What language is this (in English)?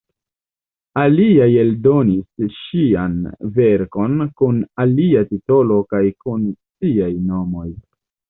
Esperanto